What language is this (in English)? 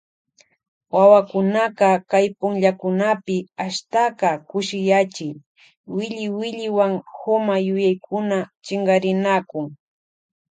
Loja Highland Quichua